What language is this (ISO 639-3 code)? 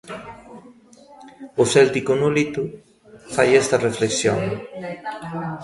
glg